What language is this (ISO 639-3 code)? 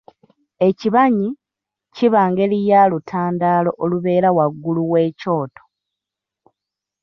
lug